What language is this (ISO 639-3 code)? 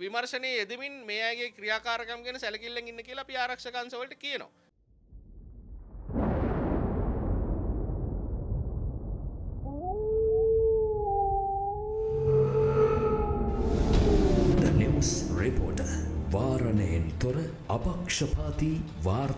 ara